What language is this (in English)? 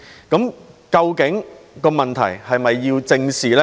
Cantonese